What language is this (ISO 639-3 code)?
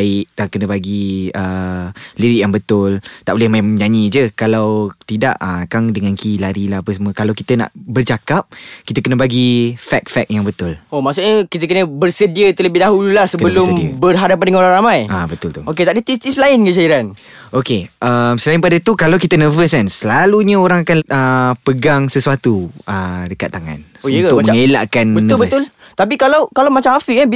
msa